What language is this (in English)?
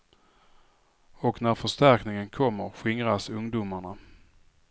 Swedish